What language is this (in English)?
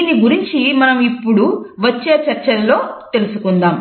Telugu